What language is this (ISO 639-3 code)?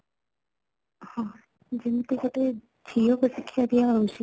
ori